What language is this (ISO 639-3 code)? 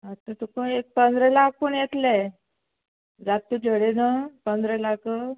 kok